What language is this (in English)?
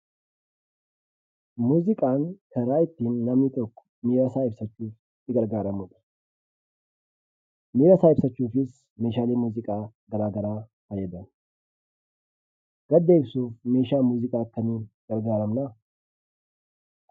Oromo